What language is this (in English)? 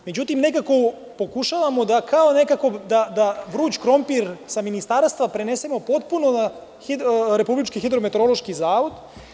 Serbian